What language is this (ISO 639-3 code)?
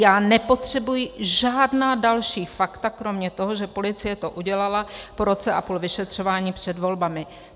ces